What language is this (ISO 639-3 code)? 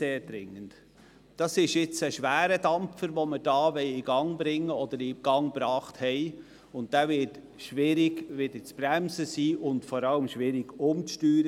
gsw